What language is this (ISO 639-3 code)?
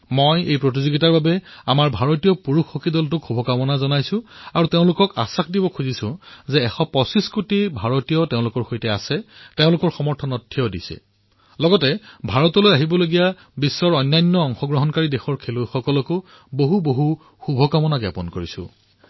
asm